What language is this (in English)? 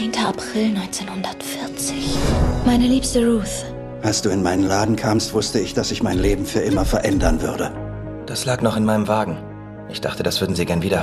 German